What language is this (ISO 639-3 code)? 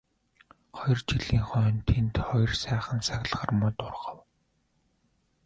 mon